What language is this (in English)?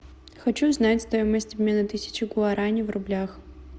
Russian